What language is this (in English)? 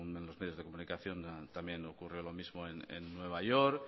Spanish